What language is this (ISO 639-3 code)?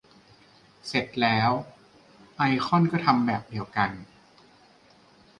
tha